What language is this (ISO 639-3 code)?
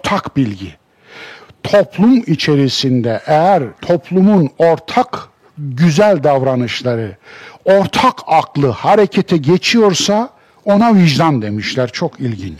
tur